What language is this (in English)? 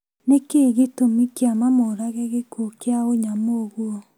Kikuyu